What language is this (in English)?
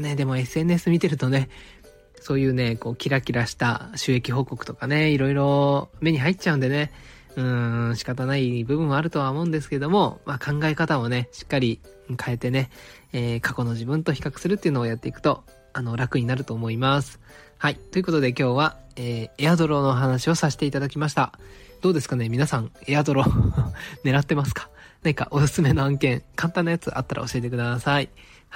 Japanese